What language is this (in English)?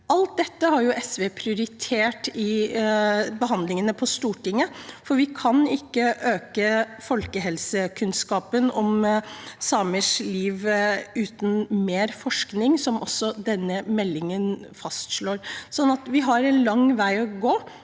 Norwegian